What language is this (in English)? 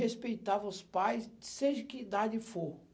Portuguese